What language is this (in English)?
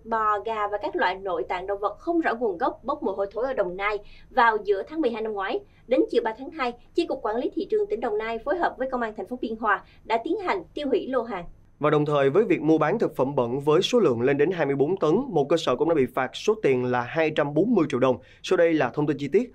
Vietnamese